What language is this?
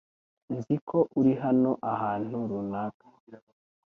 Kinyarwanda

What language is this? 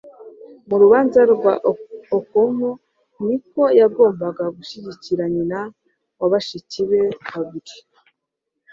Kinyarwanda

